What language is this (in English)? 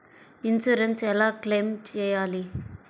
Telugu